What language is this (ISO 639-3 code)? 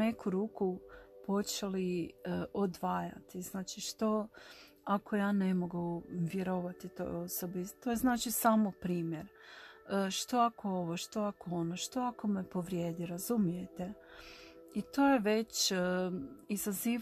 hrv